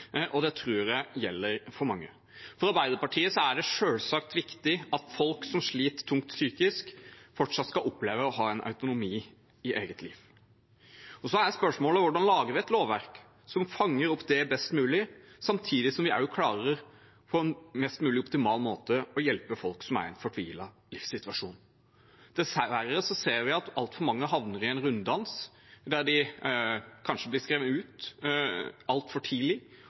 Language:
Norwegian Bokmål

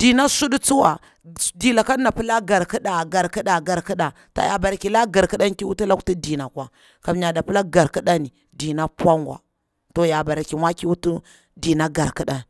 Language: Bura-Pabir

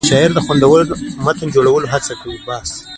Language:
Pashto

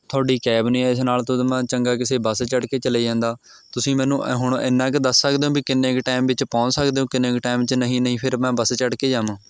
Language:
Punjabi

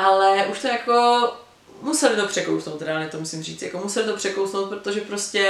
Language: Czech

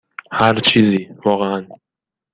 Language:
Persian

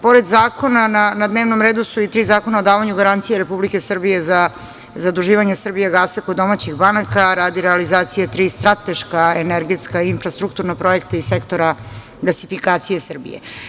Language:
Serbian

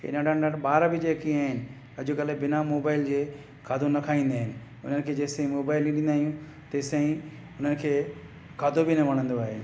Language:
Sindhi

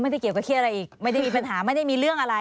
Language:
Thai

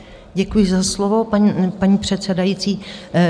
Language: Czech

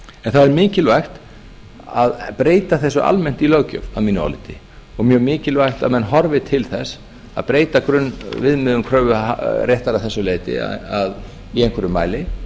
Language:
Icelandic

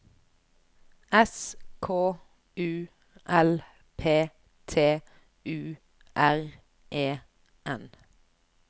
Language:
Norwegian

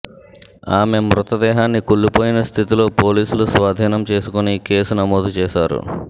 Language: Telugu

